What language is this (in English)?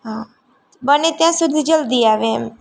Gujarati